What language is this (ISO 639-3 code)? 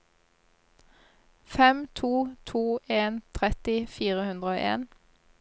nor